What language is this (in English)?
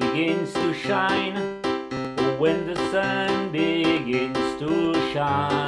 English